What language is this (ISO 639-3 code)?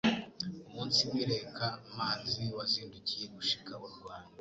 kin